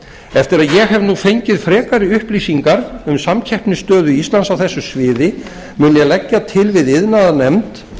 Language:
Icelandic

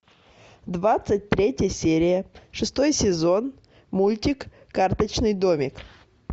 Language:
Russian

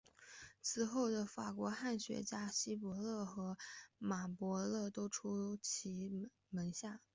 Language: Chinese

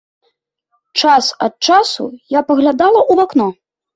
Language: Belarusian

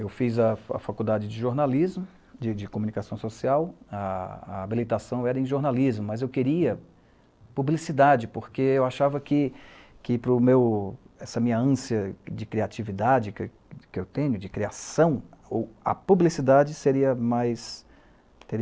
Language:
Portuguese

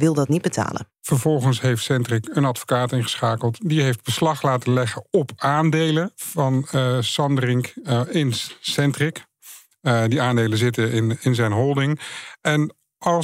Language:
Dutch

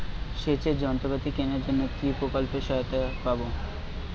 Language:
Bangla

